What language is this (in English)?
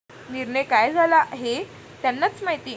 Marathi